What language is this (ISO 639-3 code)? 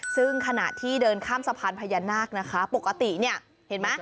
tha